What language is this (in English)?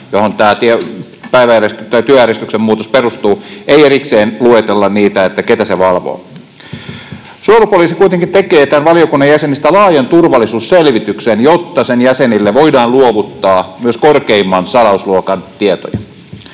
Finnish